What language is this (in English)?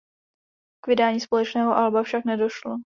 Czech